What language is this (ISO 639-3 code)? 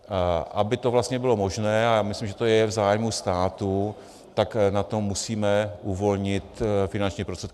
ces